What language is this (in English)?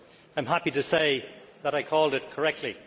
English